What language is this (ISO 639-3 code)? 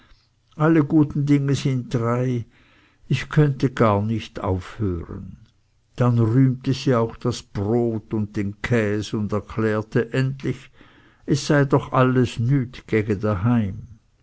deu